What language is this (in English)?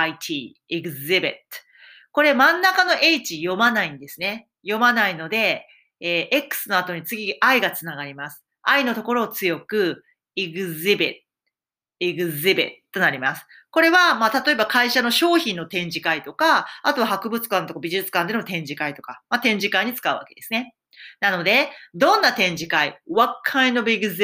Japanese